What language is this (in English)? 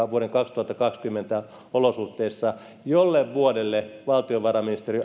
Finnish